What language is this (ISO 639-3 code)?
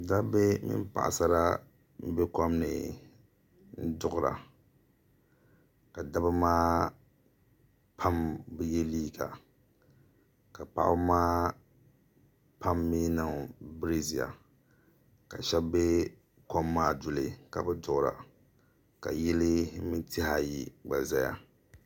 dag